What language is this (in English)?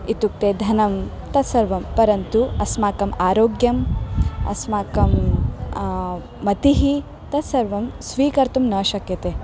Sanskrit